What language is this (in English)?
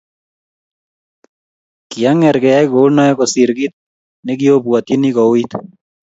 Kalenjin